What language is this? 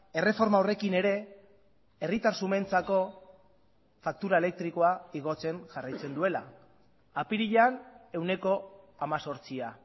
Basque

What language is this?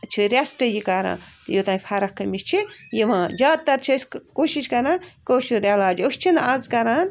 Kashmiri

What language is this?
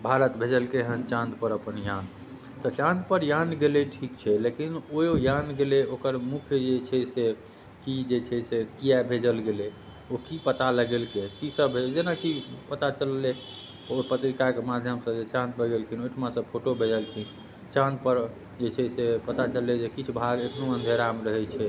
Maithili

